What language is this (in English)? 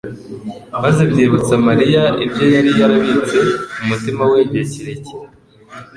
Kinyarwanda